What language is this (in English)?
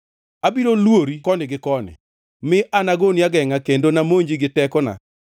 Luo (Kenya and Tanzania)